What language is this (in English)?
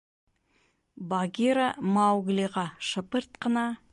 Bashkir